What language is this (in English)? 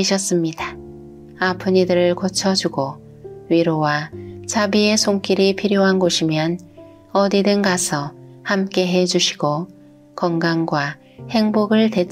Korean